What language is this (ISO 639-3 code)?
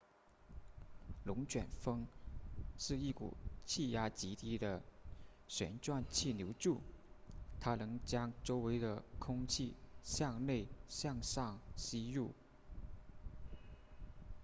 zho